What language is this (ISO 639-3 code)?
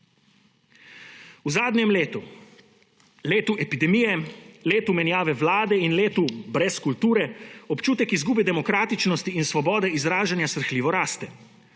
slv